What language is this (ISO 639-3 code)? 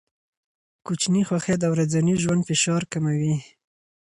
pus